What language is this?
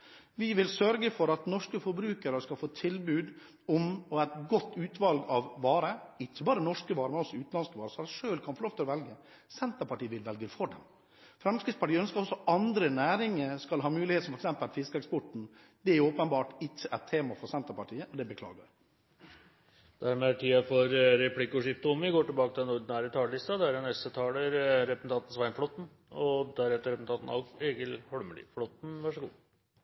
Norwegian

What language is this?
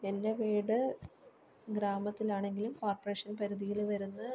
Malayalam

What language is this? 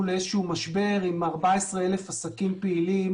Hebrew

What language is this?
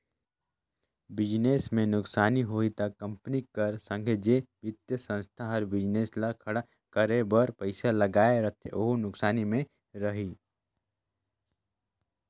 Chhattisgarhi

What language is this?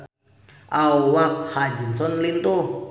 Sundanese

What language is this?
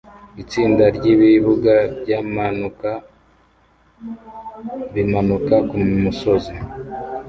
Kinyarwanda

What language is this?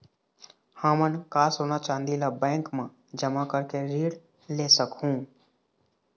Chhattisgarhi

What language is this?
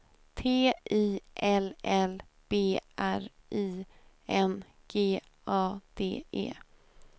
Swedish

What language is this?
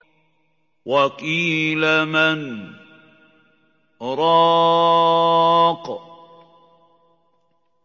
Arabic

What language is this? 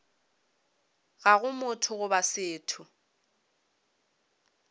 Northern Sotho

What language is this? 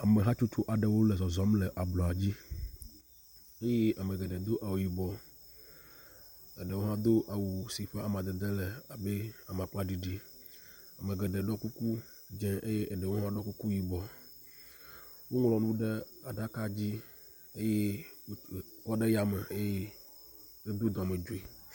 Ewe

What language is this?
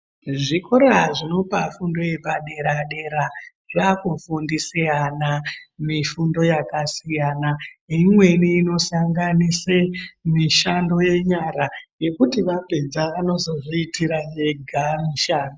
Ndau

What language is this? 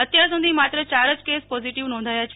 Gujarati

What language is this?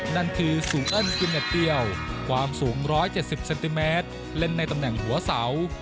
Thai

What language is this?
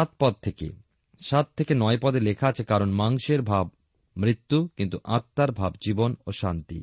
Bangla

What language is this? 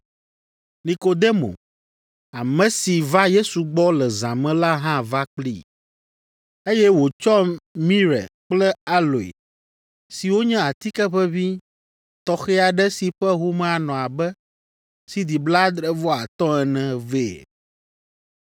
Ewe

